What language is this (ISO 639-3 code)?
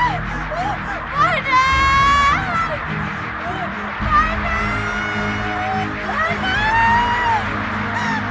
ind